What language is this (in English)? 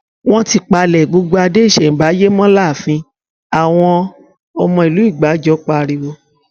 Yoruba